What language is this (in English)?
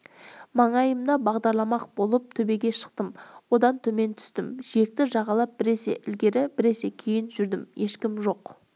Kazakh